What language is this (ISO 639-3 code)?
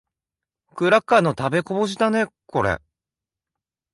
jpn